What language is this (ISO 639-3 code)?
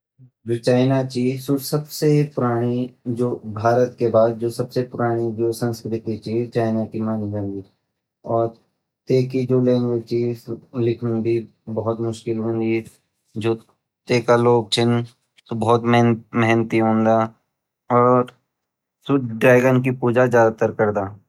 gbm